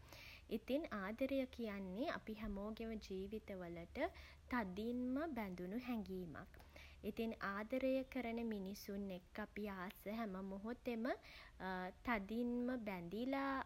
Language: Sinhala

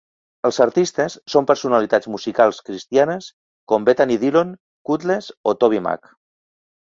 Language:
Catalan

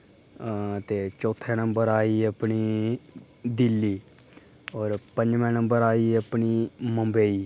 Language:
Dogri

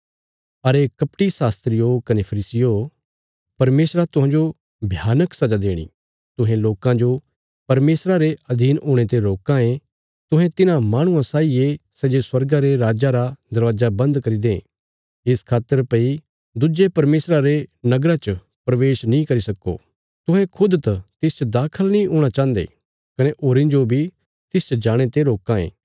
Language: Bilaspuri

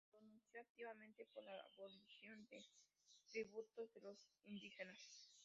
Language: Spanish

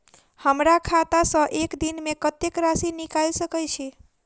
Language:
Maithili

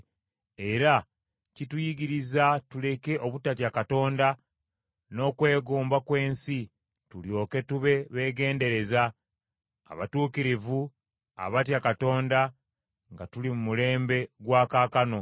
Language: Ganda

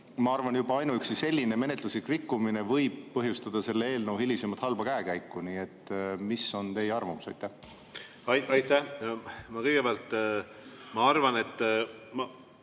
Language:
Estonian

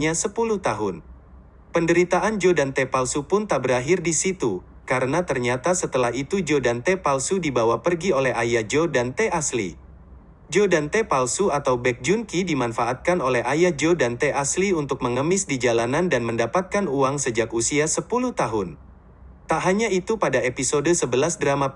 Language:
Indonesian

